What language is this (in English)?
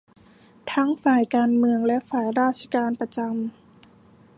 Thai